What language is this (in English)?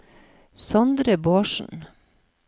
Norwegian